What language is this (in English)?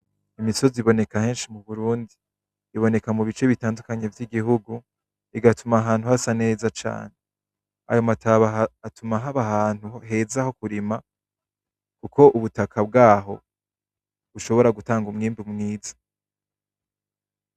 Rundi